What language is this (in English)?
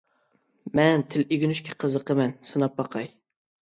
Uyghur